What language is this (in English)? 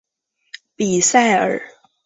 Chinese